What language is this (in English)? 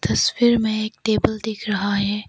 Hindi